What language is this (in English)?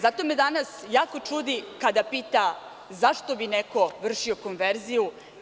Serbian